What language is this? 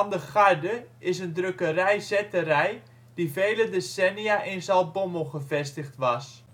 Dutch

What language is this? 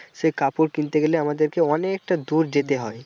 Bangla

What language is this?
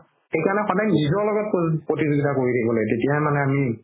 Assamese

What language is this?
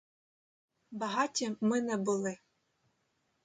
Ukrainian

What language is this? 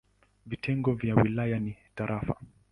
Swahili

